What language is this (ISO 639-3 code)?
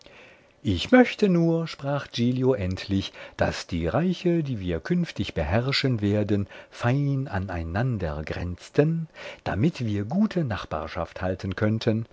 deu